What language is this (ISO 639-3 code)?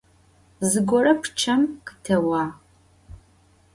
ady